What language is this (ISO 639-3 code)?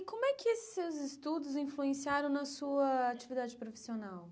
por